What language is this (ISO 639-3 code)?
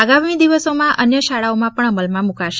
guj